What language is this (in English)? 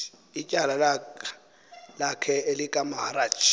Xhosa